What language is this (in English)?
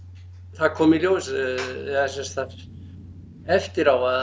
Icelandic